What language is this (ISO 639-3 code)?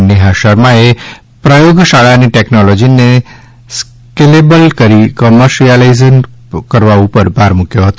guj